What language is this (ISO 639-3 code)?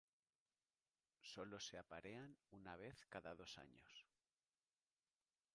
spa